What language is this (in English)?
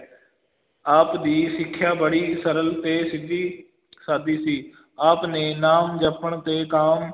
Punjabi